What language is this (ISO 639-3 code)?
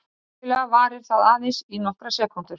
isl